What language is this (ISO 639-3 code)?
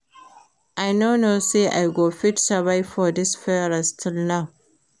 pcm